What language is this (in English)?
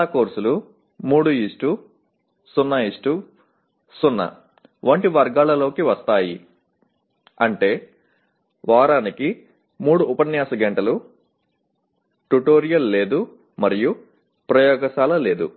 Telugu